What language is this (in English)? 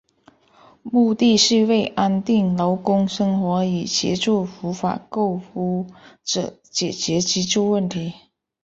Chinese